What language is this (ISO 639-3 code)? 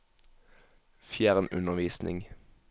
nor